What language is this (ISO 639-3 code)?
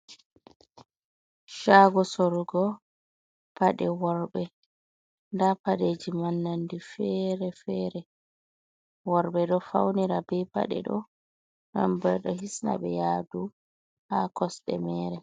ful